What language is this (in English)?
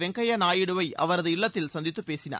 Tamil